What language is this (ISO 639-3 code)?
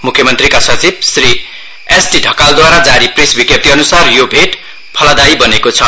nep